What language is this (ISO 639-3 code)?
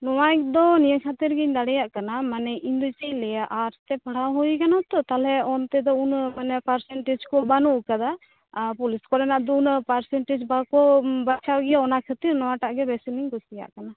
sat